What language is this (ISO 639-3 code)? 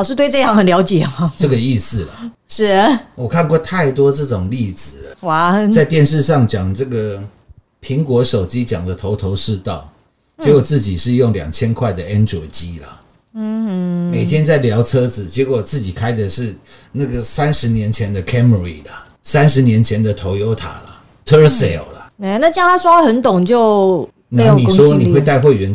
zho